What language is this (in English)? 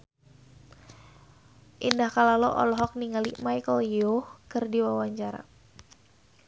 Sundanese